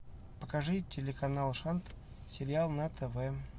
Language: Russian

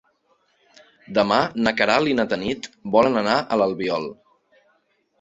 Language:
Catalan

